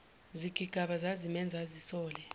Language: Zulu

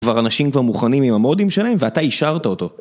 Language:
Hebrew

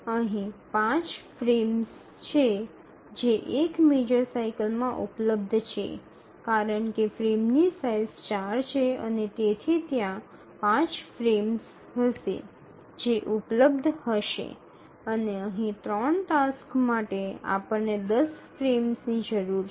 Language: Gujarati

